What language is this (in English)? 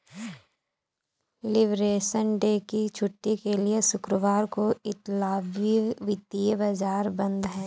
Hindi